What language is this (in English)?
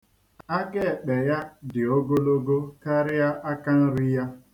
Igbo